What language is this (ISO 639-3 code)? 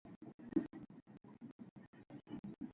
jpn